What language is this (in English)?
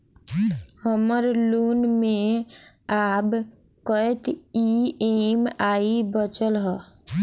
Maithili